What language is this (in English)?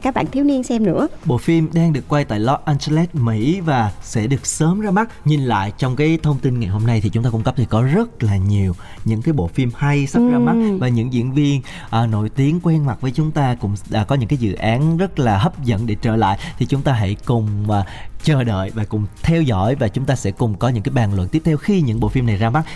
Vietnamese